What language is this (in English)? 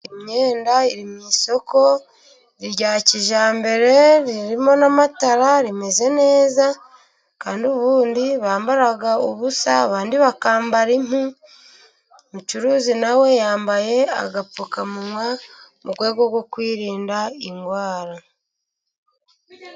Kinyarwanda